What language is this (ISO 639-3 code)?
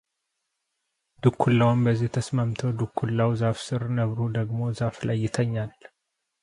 amh